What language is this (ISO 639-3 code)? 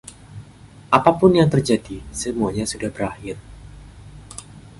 ind